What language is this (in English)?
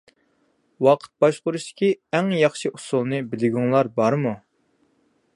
Uyghur